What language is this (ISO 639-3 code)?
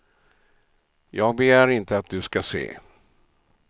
swe